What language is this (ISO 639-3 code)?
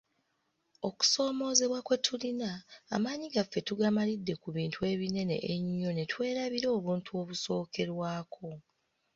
lug